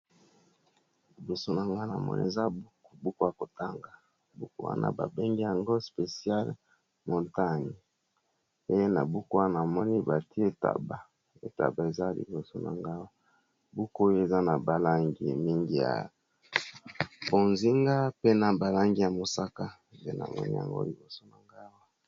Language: Lingala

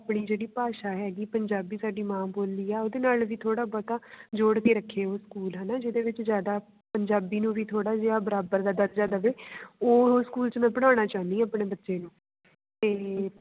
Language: Punjabi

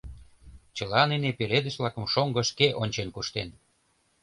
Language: Mari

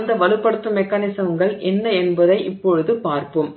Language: Tamil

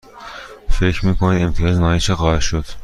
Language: Persian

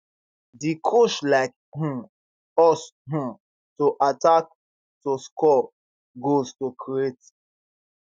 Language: Nigerian Pidgin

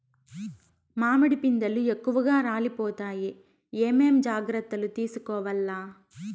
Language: Telugu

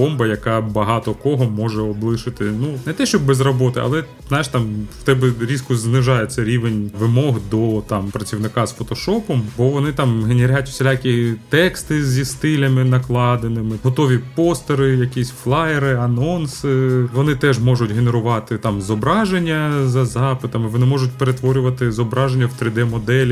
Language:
Ukrainian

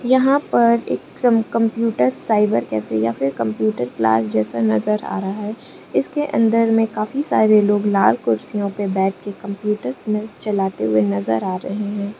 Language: Hindi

